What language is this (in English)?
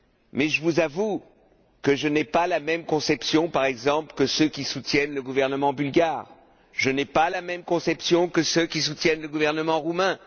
French